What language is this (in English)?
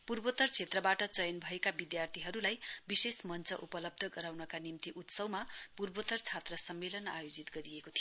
Nepali